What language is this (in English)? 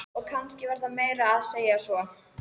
Icelandic